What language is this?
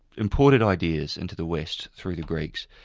English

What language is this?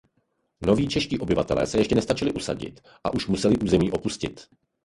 Czech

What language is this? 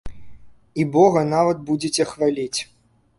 Belarusian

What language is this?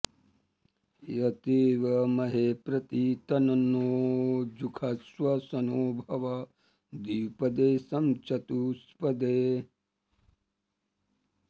Sanskrit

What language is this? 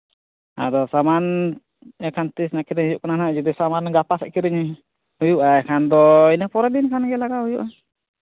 Santali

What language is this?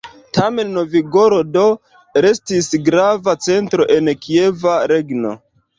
Esperanto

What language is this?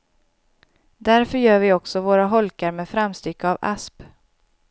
Swedish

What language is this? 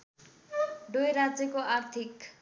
Nepali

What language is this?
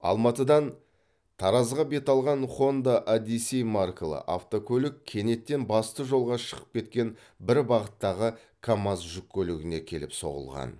Kazakh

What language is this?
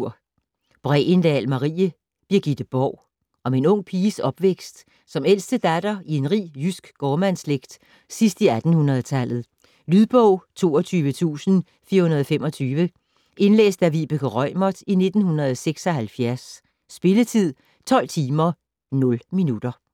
Danish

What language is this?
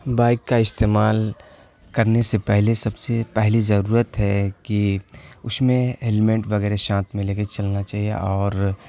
Urdu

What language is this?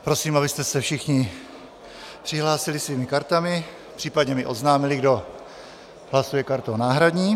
Czech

